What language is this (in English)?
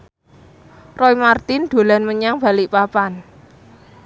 Javanese